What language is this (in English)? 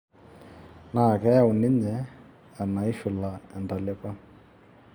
Masai